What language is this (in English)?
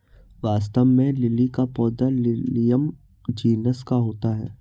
Hindi